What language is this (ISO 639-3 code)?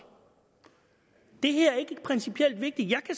dan